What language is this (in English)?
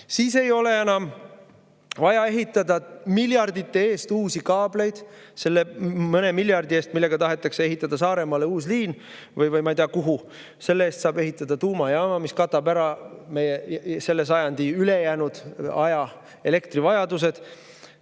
Estonian